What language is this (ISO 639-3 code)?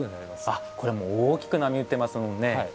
jpn